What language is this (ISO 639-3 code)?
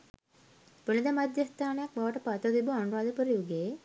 sin